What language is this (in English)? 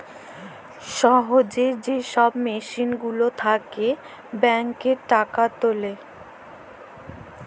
Bangla